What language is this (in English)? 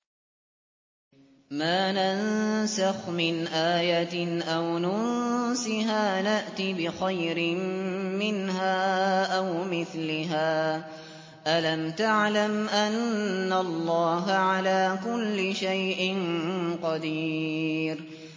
Arabic